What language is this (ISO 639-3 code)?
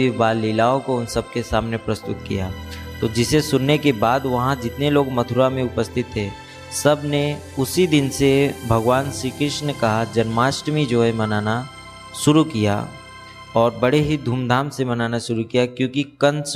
hin